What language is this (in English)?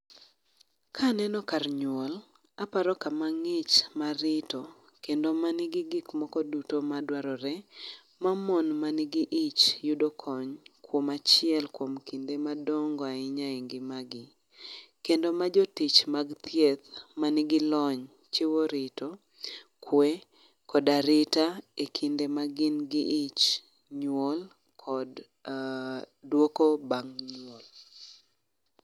Luo (Kenya and Tanzania)